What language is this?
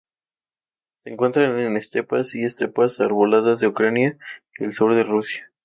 Spanish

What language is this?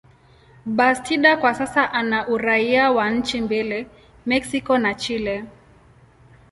Swahili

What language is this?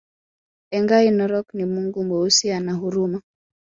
Swahili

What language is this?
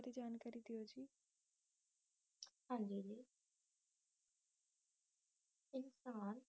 Punjabi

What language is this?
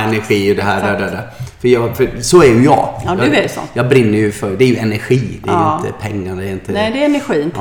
Swedish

